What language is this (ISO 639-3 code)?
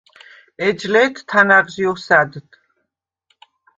sva